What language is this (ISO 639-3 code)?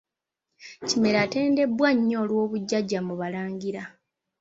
lug